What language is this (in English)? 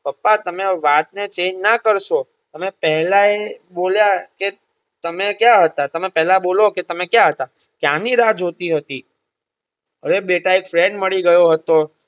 Gujarati